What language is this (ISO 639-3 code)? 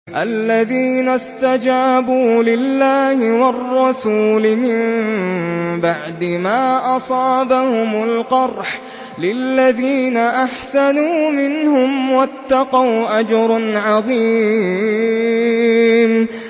ara